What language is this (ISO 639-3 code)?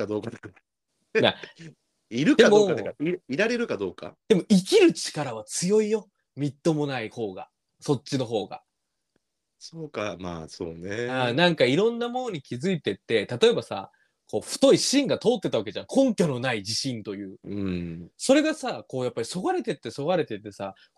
jpn